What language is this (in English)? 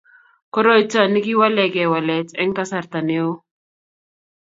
Kalenjin